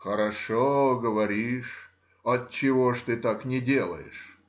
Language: Russian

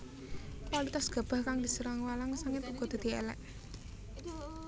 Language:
Javanese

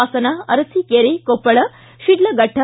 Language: Kannada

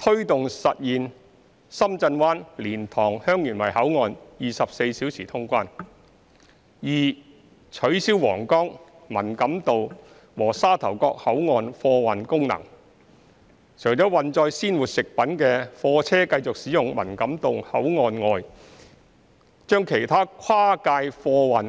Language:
Cantonese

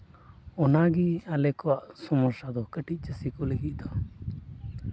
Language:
Santali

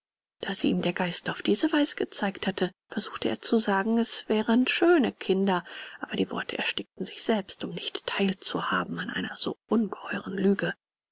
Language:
German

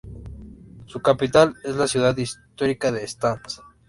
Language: Spanish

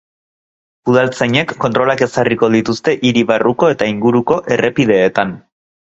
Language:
Basque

